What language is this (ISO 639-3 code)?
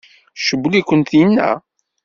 kab